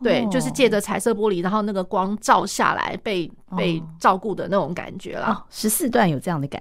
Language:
Chinese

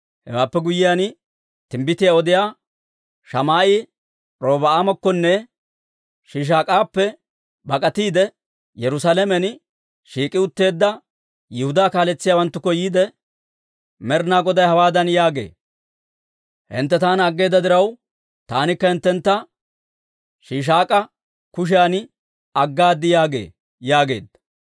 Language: Dawro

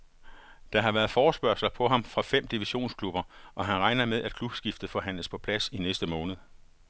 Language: Danish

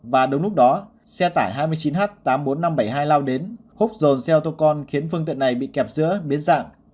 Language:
Vietnamese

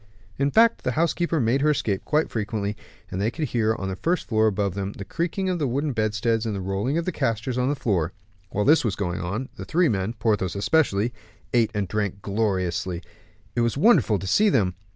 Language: English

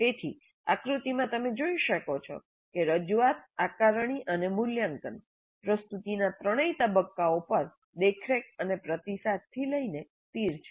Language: Gujarati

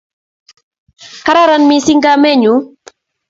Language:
Kalenjin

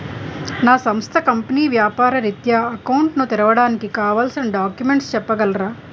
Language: Telugu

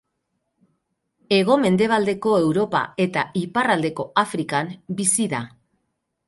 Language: Basque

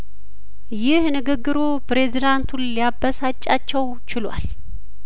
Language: Amharic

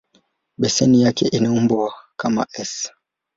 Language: Swahili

